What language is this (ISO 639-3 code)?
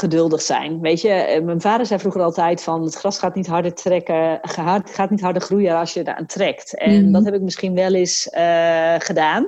nld